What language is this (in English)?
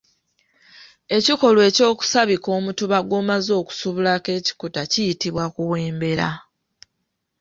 Ganda